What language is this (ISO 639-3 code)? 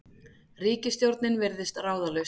isl